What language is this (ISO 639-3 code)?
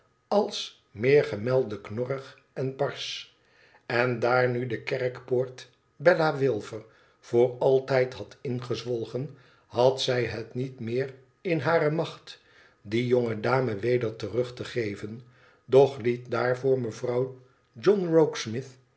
nld